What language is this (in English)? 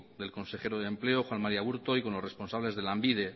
Spanish